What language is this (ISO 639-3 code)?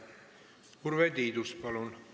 est